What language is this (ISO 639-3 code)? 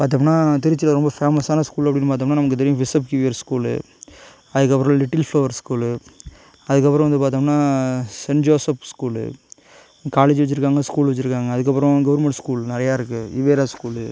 tam